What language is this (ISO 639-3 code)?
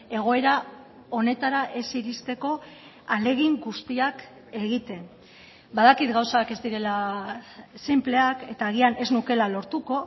eus